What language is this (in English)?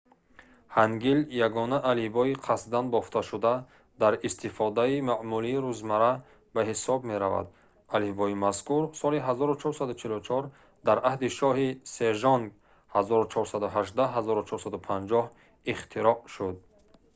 Tajik